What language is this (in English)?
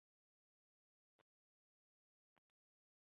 Chinese